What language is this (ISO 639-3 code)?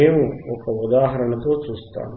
tel